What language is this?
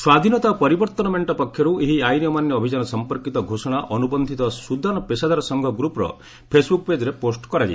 Odia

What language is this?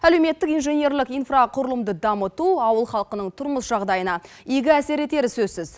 Kazakh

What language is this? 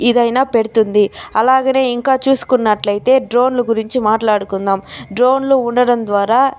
Telugu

